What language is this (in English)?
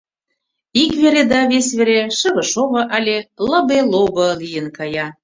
Mari